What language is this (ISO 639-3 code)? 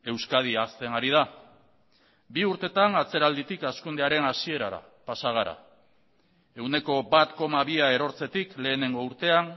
eus